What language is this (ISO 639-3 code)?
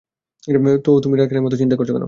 ben